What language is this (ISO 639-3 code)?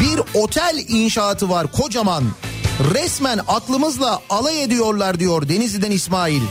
tur